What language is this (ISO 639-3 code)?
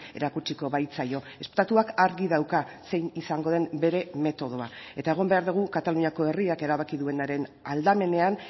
eus